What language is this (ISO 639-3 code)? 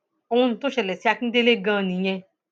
yor